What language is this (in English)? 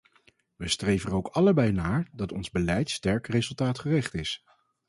Dutch